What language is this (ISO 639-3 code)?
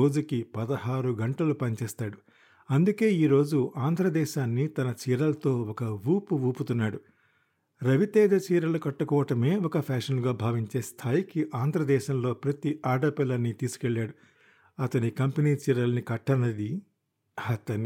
tel